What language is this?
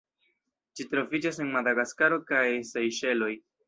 Esperanto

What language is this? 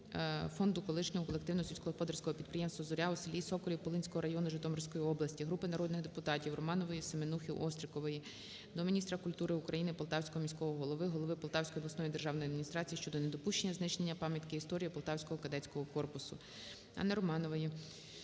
Ukrainian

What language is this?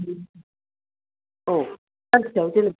Bodo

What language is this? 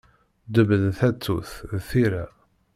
Kabyle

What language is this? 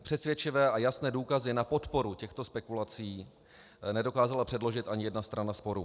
Czech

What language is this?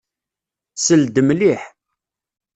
Kabyle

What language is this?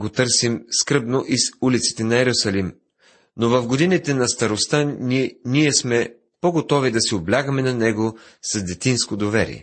Bulgarian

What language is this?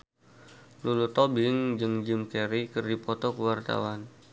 Sundanese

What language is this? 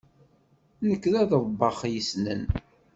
Kabyle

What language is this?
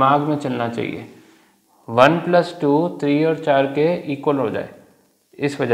Hindi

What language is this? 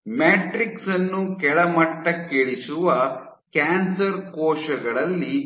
Kannada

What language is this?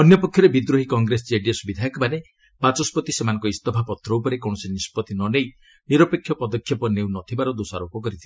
Odia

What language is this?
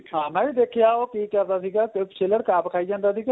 Punjabi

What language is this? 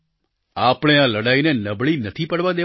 Gujarati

